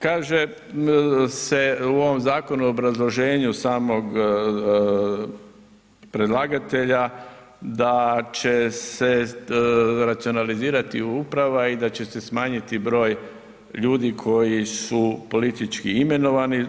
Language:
Croatian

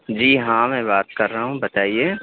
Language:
Urdu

